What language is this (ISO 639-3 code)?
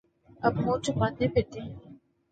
urd